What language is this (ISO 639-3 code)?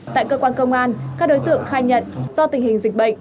vie